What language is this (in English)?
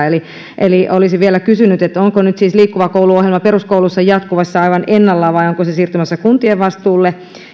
Finnish